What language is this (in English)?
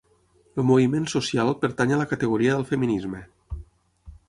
Catalan